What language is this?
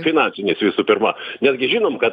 Lithuanian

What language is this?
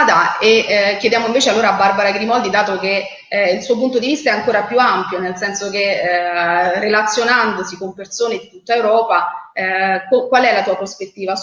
Italian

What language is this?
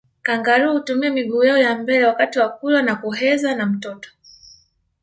Swahili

